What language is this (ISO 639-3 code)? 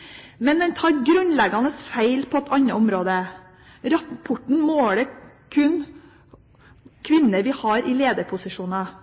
nob